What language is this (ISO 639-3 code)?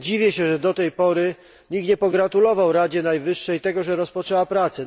pol